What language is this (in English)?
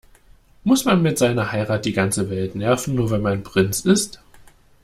German